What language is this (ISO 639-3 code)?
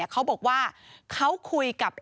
tha